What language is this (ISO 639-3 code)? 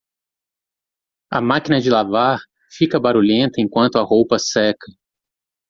por